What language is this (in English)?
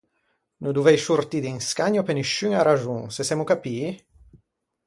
Ligurian